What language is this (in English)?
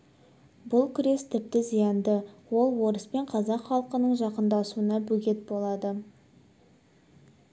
Kazakh